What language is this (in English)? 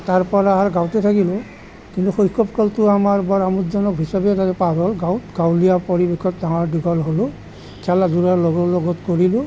Assamese